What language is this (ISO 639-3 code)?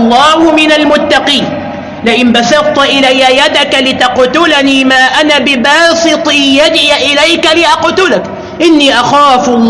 ara